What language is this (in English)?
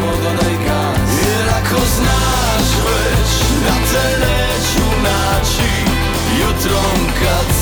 Croatian